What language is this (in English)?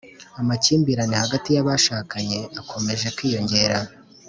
Kinyarwanda